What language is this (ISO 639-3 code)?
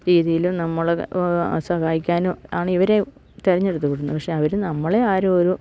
mal